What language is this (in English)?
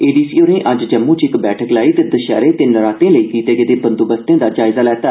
Dogri